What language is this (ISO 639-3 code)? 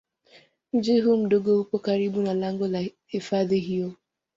swa